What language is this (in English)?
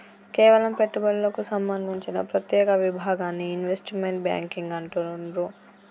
Telugu